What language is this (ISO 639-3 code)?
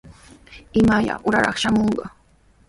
qws